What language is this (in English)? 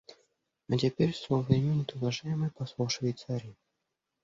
Russian